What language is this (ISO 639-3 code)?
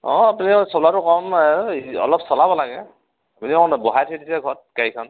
asm